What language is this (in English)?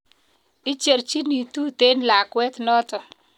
Kalenjin